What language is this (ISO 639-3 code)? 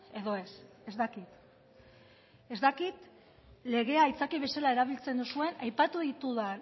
eus